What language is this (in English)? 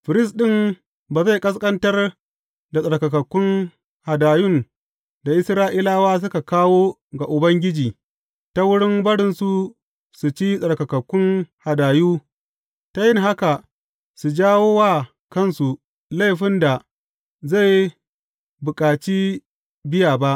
Hausa